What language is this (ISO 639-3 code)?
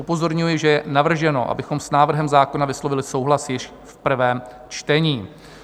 ces